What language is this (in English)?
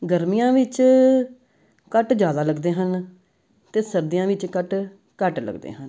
Punjabi